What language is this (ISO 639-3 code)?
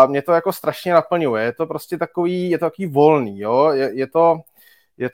ces